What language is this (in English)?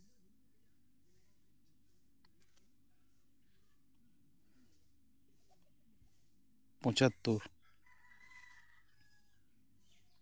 Santali